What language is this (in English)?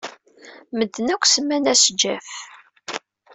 Kabyle